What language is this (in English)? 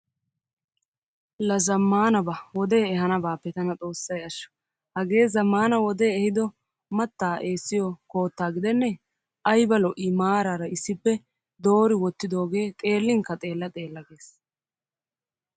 Wolaytta